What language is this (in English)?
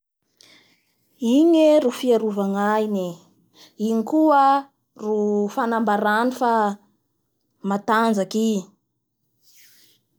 Bara Malagasy